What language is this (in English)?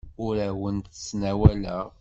Kabyle